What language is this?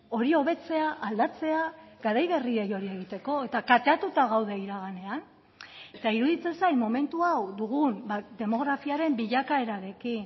Basque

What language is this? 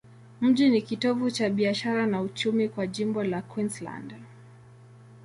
Swahili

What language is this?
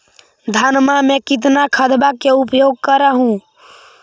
Magahi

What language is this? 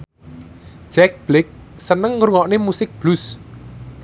Javanese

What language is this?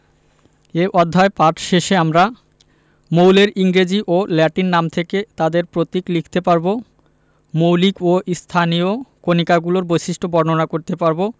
Bangla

